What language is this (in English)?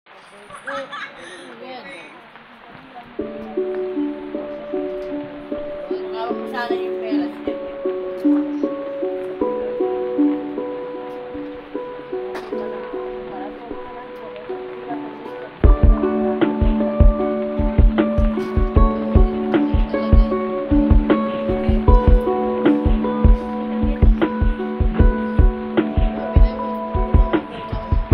Filipino